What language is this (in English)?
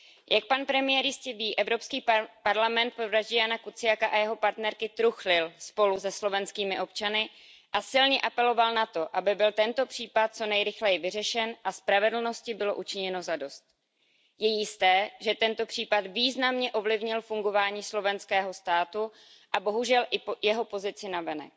Czech